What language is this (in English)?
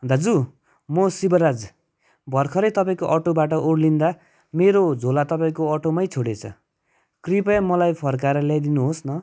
Nepali